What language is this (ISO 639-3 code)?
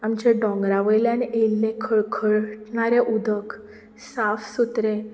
kok